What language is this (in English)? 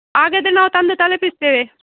Kannada